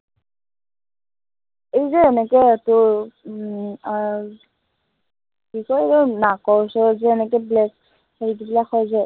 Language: Assamese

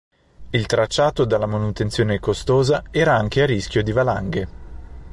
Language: Italian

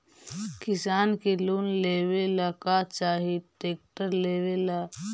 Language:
Magahi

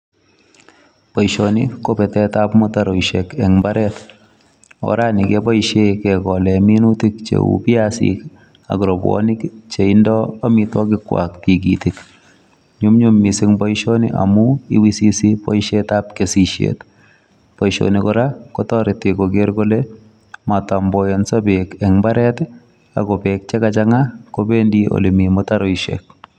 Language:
Kalenjin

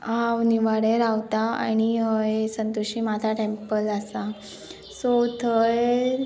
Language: Konkani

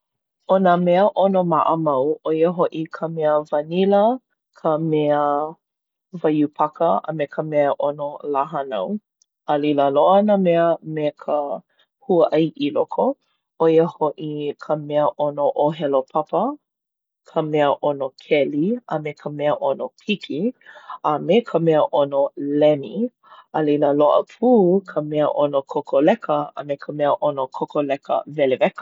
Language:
Hawaiian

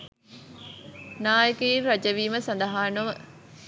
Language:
Sinhala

